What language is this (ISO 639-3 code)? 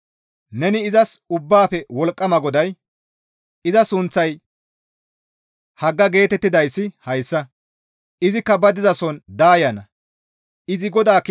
gmv